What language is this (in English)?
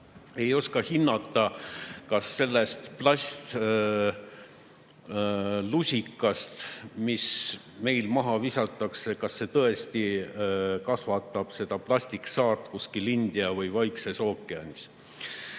Estonian